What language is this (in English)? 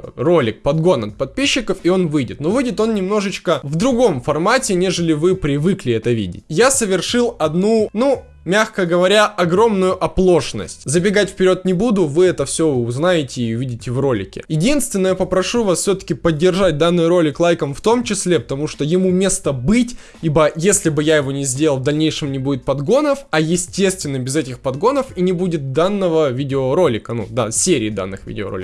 Russian